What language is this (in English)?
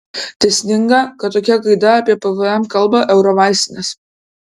Lithuanian